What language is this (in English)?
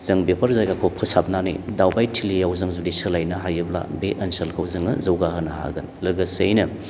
Bodo